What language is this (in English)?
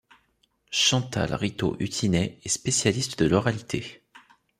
French